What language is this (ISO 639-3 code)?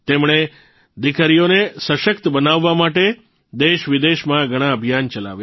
guj